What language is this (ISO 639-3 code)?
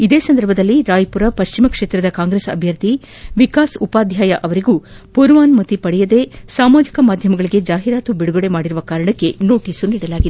kan